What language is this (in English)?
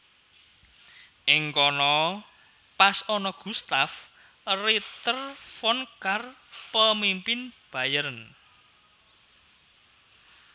Javanese